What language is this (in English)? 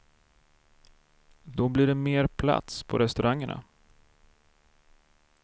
Swedish